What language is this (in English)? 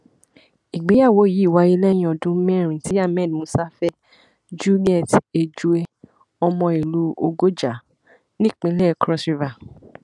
Yoruba